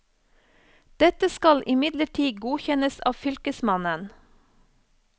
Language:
Norwegian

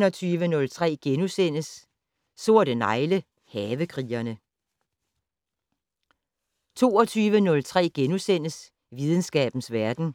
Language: Danish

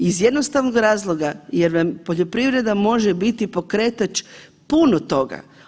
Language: Croatian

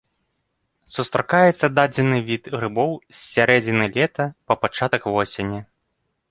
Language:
Belarusian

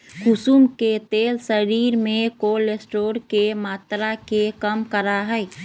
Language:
Magahi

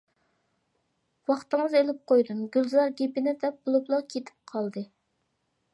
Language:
Uyghur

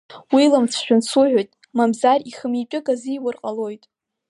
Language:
Abkhazian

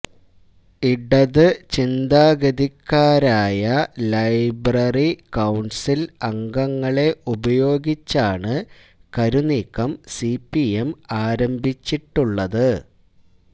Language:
Malayalam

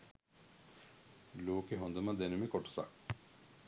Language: Sinhala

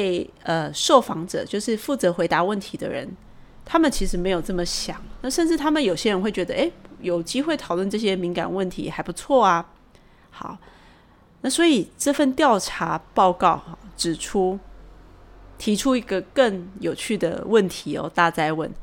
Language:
Chinese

